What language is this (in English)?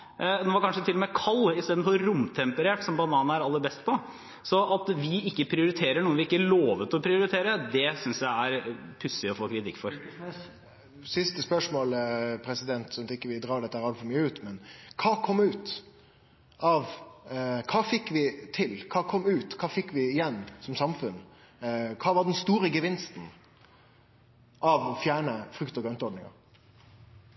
Norwegian